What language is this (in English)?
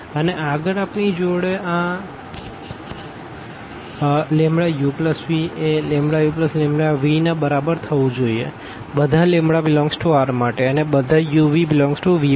Gujarati